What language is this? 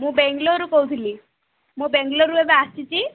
Odia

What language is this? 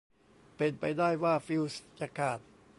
Thai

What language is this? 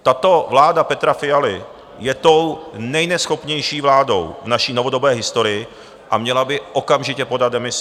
Czech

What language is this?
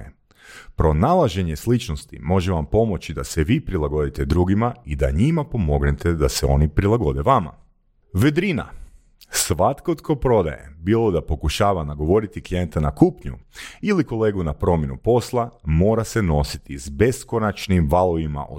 Croatian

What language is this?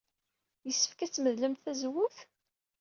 Kabyle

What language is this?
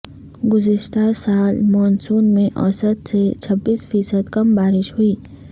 Urdu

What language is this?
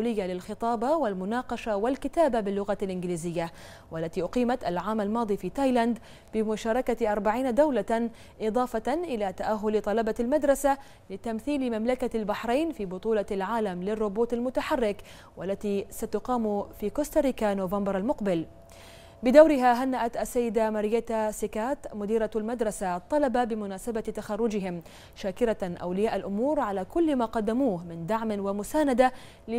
Arabic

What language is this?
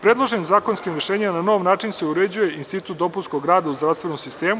Serbian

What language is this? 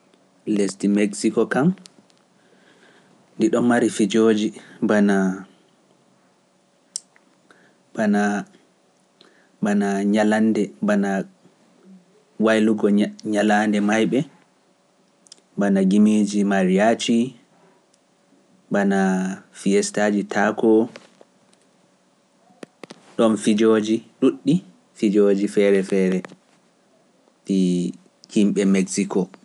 Pular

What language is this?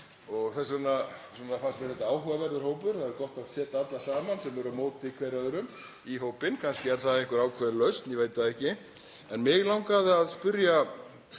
Icelandic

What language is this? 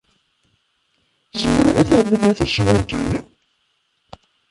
Kabyle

